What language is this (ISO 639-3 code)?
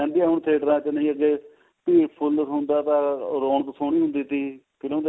pan